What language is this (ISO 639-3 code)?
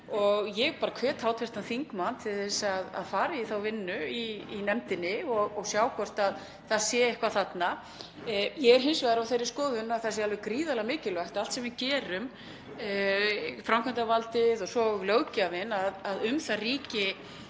isl